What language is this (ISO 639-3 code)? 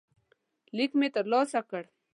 pus